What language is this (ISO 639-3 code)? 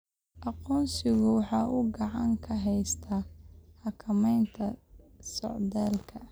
som